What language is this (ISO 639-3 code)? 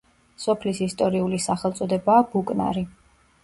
kat